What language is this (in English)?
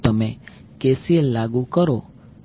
Gujarati